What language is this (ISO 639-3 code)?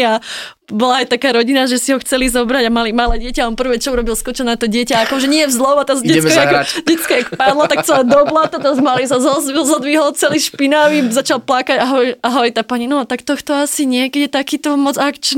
slk